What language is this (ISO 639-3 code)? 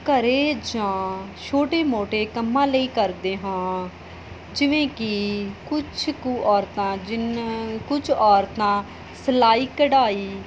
pan